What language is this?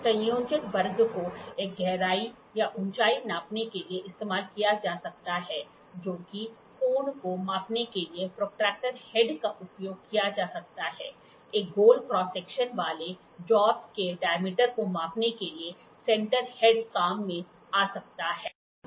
Hindi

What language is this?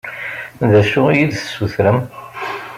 Kabyle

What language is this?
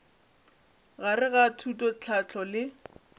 Northern Sotho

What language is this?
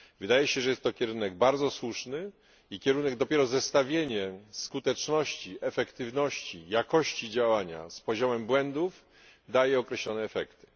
Polish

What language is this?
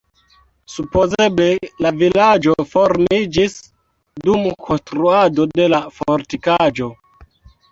Esperanto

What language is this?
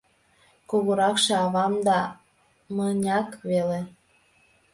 Mari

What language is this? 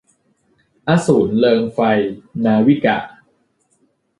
Thai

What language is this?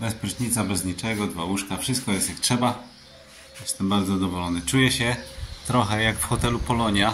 Polish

